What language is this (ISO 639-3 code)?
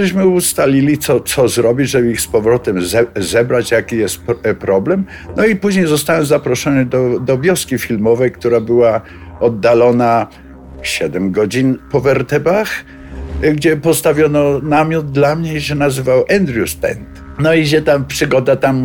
pol